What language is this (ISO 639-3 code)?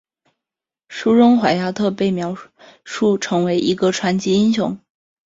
zho